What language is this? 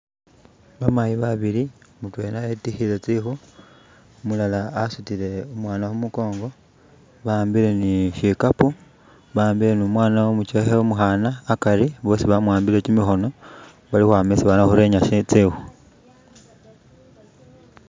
Masaaba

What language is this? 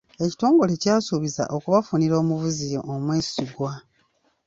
Ganda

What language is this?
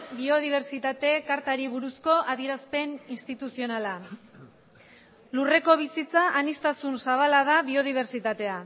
Basque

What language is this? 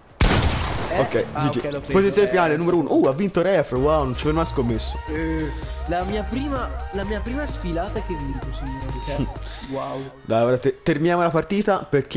Italian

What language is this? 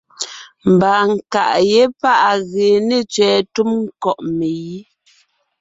Ngiemboon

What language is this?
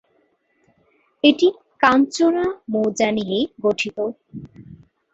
Bangla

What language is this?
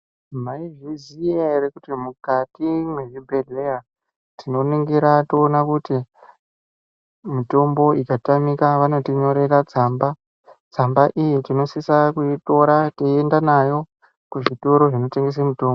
Ndau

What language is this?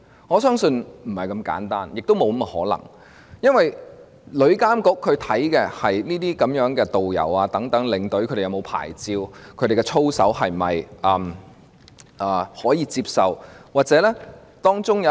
Cantonese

